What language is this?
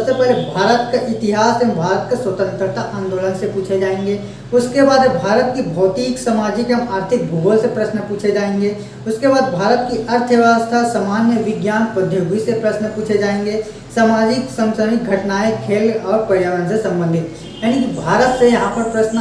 Hindi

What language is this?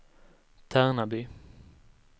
Swedish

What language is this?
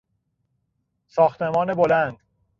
Persian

